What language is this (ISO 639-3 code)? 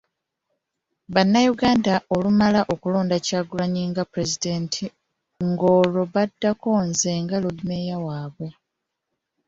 lug